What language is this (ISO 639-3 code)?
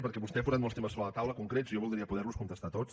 cat